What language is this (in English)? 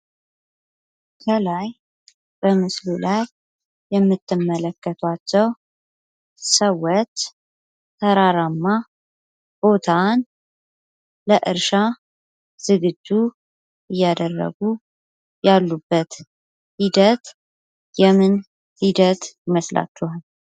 Amharic